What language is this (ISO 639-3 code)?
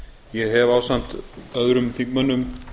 isl